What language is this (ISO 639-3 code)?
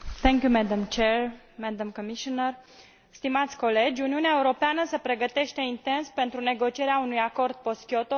ron